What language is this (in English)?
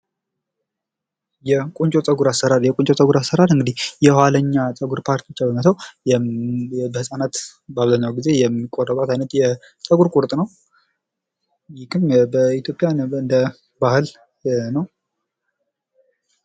Amharic